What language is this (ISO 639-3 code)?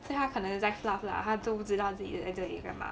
eng